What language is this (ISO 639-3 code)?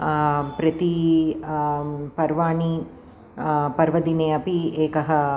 san